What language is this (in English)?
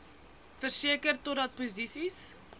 Afrikaans